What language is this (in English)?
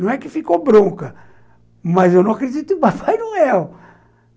Portuguese